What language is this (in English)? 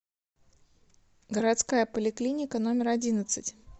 Russian